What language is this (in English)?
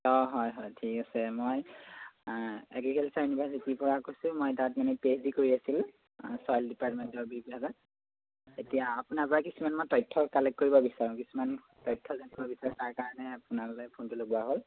Assamese